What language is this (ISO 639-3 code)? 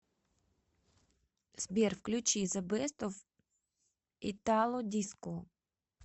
rus